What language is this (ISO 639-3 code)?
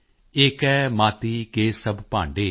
pan